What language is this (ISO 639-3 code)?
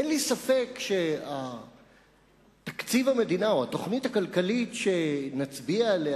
heb